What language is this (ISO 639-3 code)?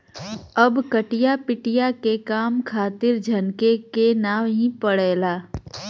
bho